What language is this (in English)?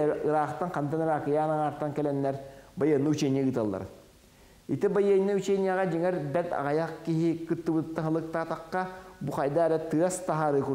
Turkish